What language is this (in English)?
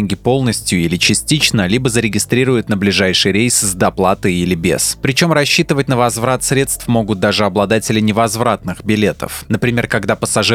Russian